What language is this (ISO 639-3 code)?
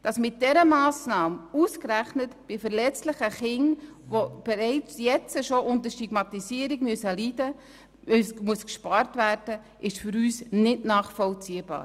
gsw